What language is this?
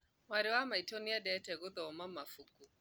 Kikuyu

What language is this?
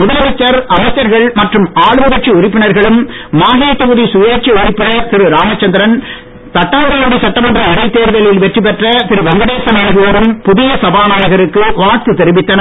Tamil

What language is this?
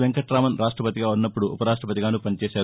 Telugu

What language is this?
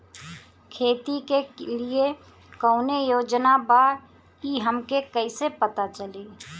Bhojpuri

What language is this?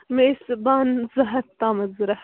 Kashmiri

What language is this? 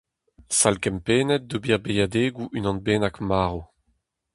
Breton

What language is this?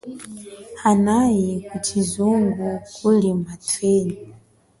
Chokwe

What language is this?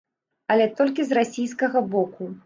Belarusian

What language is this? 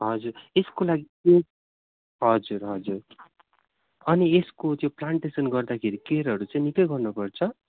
Nepali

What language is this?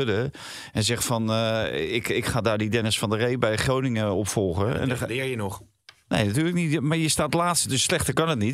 Dutch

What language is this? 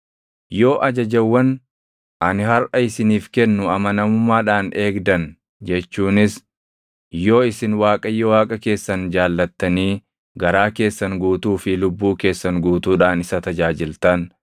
Oromo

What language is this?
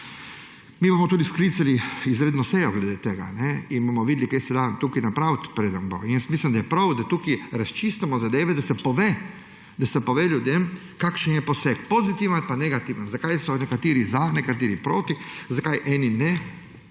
Slovenian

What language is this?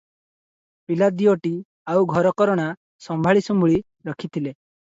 Odia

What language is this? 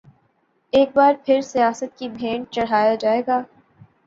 Urdu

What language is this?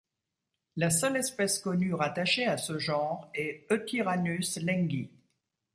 French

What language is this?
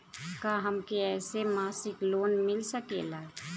Bhojpuri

